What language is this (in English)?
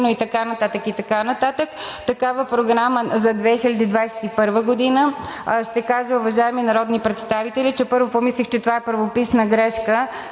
Bulgarian